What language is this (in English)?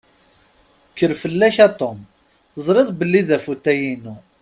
Kabyle